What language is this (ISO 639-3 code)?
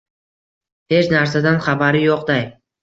uzb